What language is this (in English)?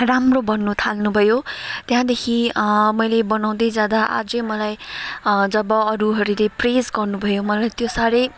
Nepali